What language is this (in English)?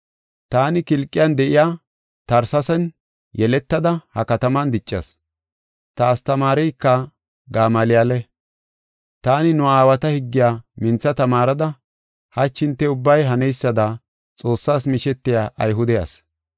Gofa